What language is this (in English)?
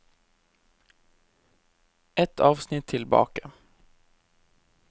Norwegian